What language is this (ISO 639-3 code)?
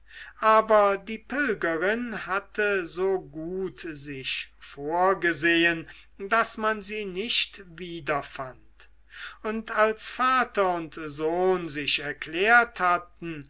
deu